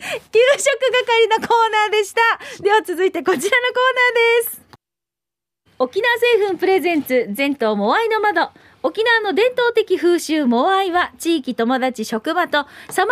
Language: Japanese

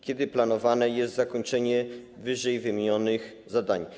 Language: Polish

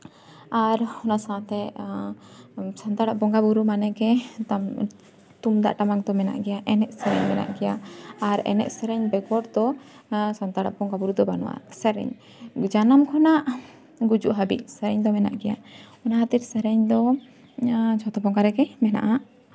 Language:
Santali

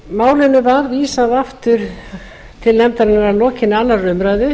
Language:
Icelandic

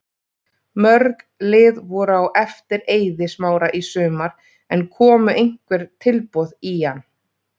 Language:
Icelandic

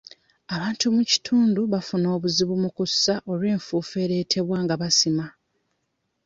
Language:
Ganda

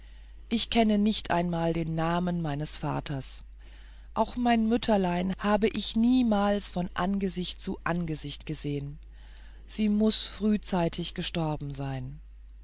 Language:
German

